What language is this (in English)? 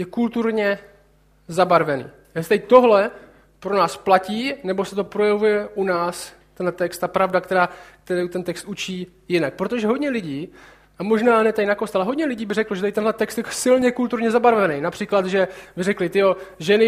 Czech